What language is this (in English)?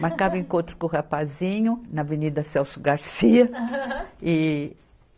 Portuguese